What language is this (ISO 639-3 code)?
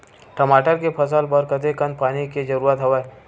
hne